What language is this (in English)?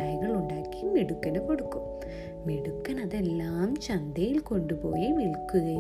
Malayalam